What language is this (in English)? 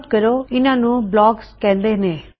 Punjabi